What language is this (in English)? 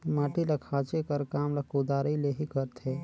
Chhattisgarhi